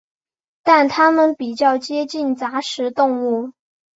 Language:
Chinese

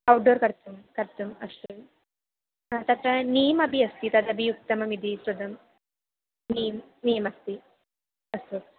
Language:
Sanskrit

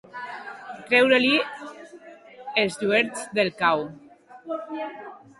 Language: Catalan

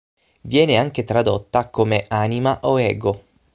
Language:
Italian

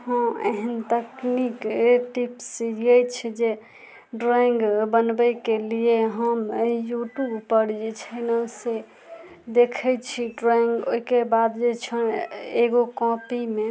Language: Maithili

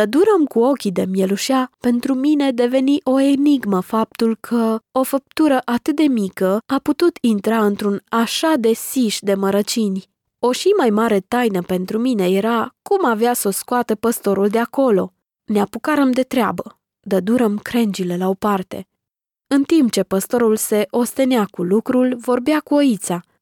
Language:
Romanian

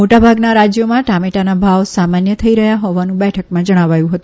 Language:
Gujarati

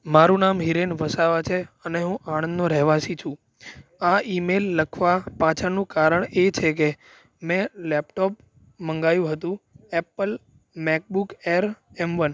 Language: Gujarati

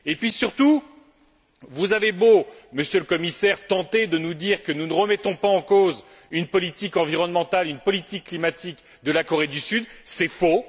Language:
French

